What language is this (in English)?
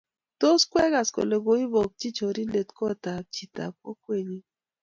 Kalenjin